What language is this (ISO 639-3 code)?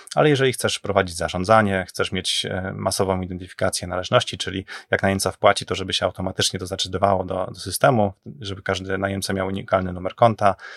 pol